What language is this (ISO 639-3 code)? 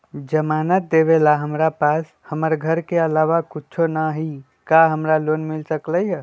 mag